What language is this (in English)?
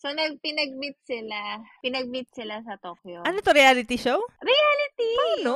Filipino